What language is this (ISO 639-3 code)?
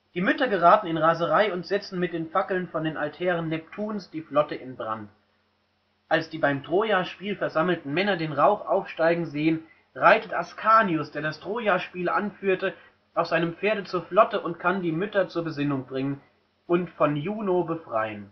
deu